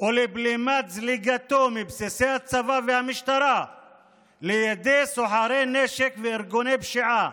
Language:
Hebrew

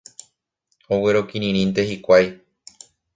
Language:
Guarani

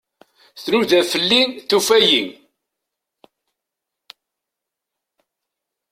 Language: Kabyle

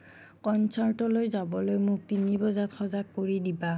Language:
Assamese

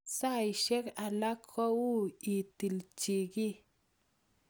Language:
Kalenjin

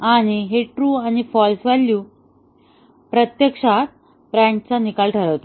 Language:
Marathi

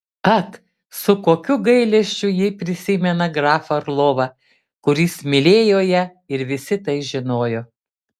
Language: Lithuanian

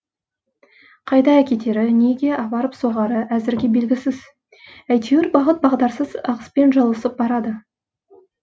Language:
Kazakh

